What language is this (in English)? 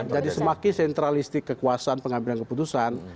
Indonesian